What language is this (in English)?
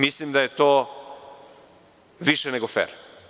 Serbian